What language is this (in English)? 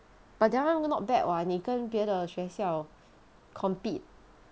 English